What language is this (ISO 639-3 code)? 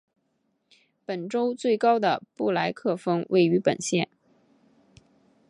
zho